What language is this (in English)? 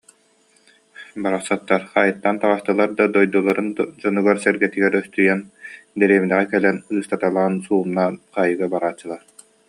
Yakut